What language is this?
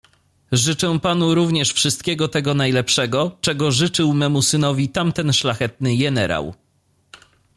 Polish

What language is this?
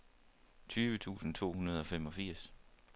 Danish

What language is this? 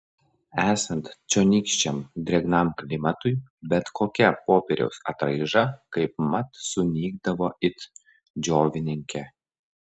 Lithuanian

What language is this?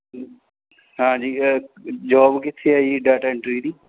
Punjabi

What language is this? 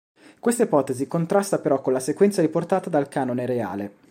Italian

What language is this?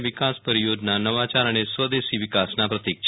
Gujarati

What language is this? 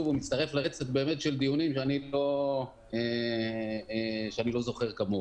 Hebrew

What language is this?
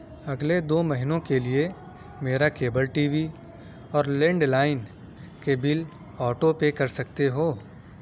Urdu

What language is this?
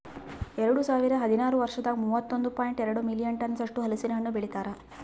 Kannada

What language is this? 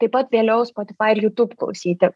Lithuanian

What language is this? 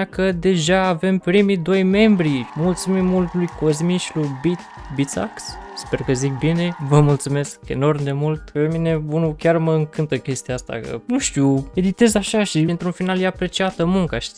Romanian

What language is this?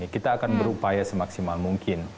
Indonesian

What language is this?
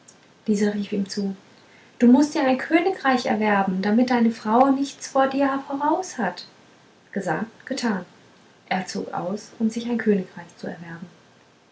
German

